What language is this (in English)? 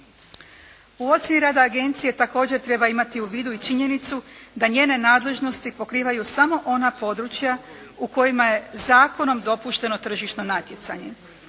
Croatian